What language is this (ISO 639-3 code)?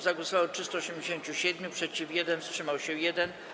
pol